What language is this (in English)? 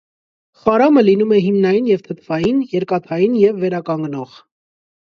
Armenian